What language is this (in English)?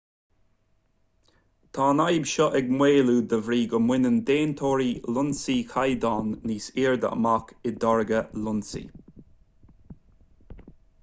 Irish